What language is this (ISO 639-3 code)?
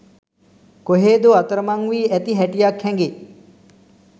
sin